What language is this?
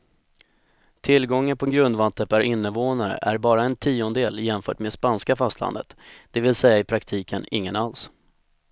Swedish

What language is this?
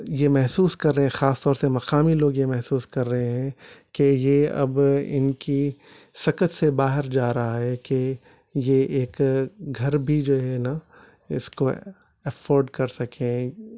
Urdu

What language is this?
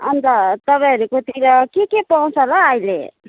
Nepali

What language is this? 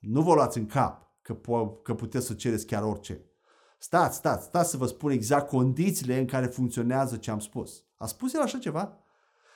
Romanian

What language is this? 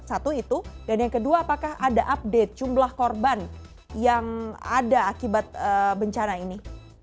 Indonesian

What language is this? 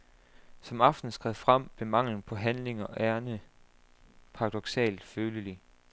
Danish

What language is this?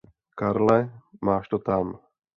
Czech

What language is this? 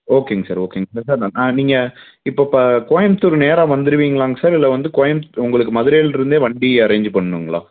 Tamil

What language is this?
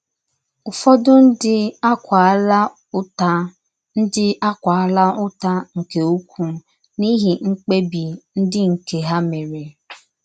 Igbo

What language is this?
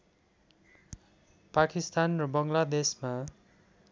Nepali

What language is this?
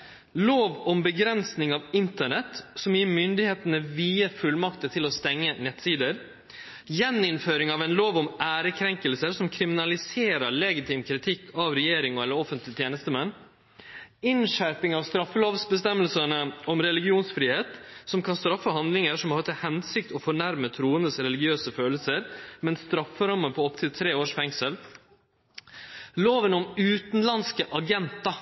Norwegian Nynorsk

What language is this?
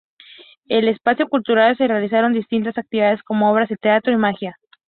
Spanish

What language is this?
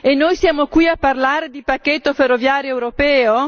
Italian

